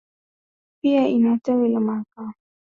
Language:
Swahili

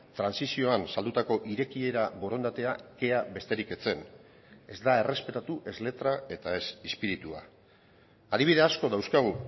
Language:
Basque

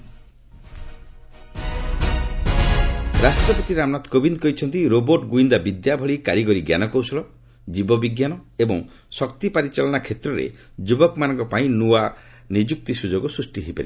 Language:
Odia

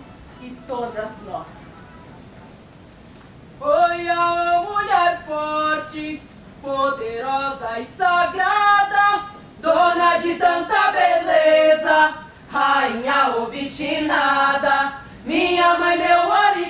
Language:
Portuguese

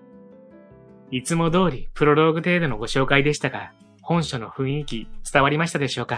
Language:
Japanese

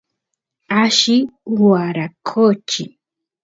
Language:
Santiago del Estero Quichua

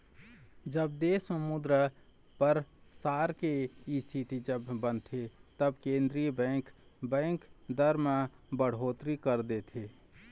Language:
Chhattisgarhi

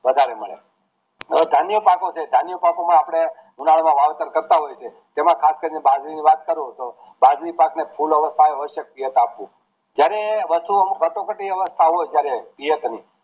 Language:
Gujarati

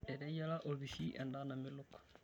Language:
Masai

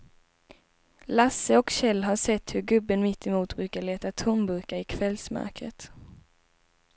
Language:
Swedish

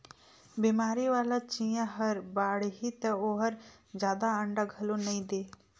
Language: Chhattisgarhi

